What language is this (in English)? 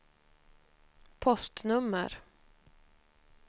Swedish